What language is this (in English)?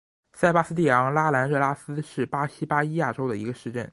Chinese